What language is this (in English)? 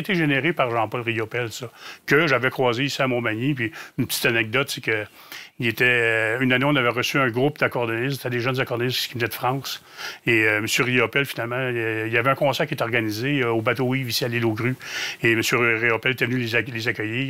French